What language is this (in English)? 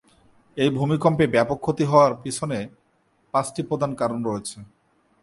Bangla